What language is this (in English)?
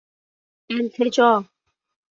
Persian